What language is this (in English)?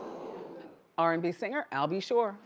English